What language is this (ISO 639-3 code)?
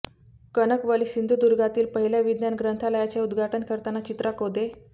mar